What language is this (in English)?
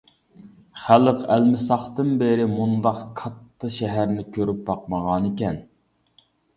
Uyghur